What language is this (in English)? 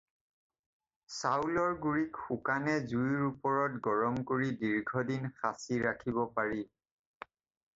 Assamese